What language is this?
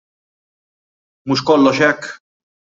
Maltese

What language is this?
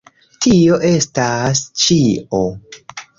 Esperanto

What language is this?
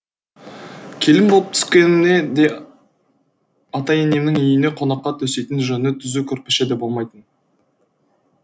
Kazakh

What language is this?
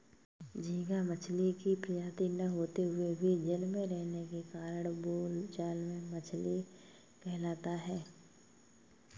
Hindi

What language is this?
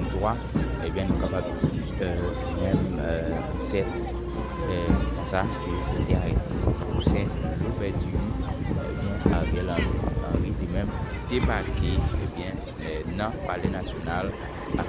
French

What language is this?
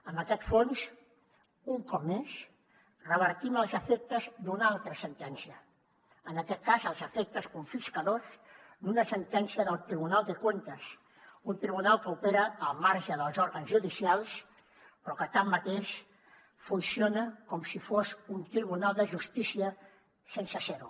Catalan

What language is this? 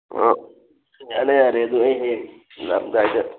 Manipuri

